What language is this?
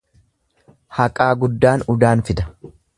Oromo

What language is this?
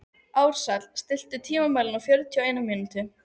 Icelandic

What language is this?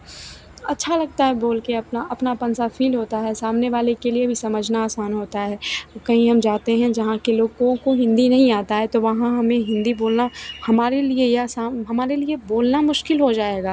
Hindi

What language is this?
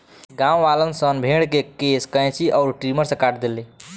Bhojpuri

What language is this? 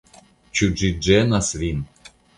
Esperanto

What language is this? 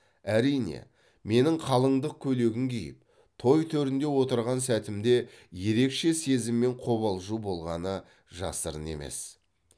Kazakh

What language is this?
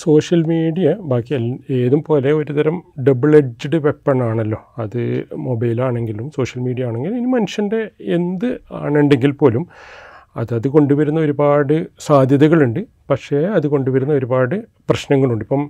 Malayalam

